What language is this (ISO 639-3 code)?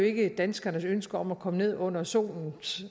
dan